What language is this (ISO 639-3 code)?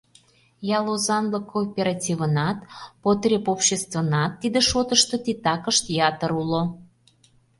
chm